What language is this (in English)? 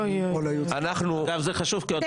Hebrew